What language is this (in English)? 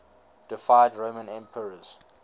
English